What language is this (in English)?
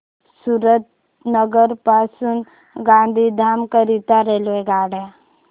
Marathi